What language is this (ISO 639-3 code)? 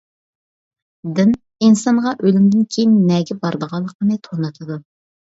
uig